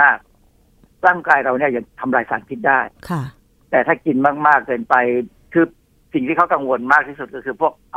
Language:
Thai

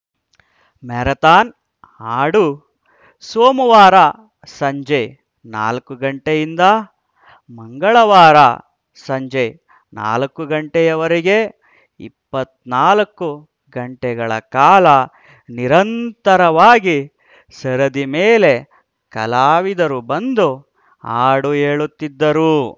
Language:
Kannada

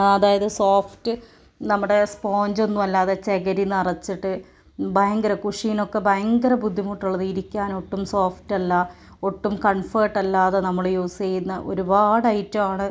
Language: Malayalam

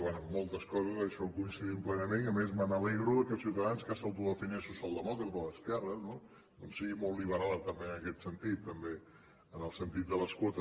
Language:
Catalan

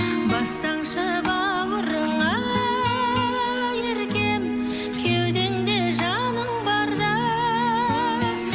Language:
Kazakh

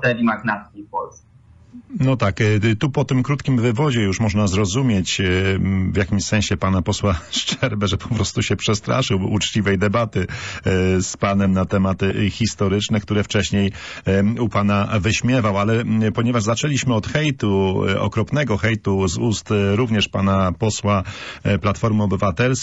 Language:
Polish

